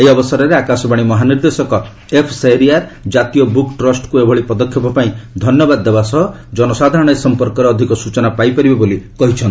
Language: Odia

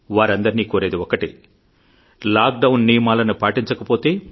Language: Telugu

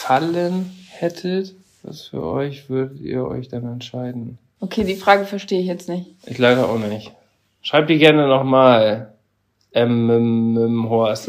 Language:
German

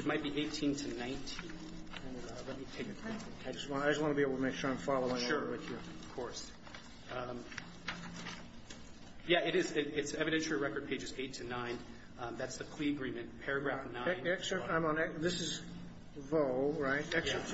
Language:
English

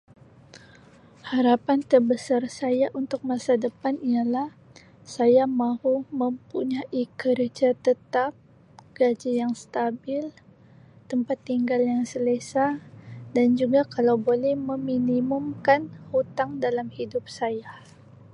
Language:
Sabah Malay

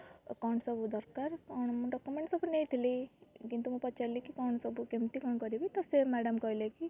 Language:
Odia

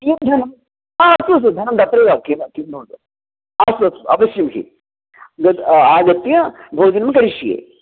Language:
Sanskrit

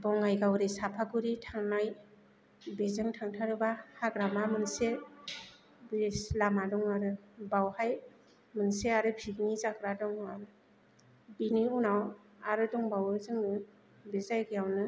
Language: Bodo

